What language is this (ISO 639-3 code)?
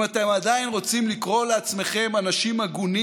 heb